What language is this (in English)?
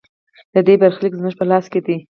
Pashto